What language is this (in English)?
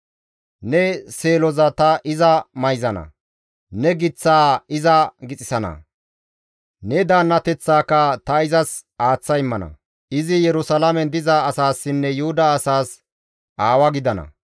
Gamo